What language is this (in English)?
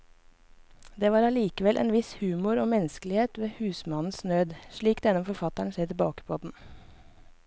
Norwegian